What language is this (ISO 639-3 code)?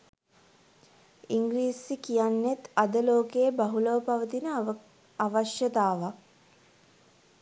sin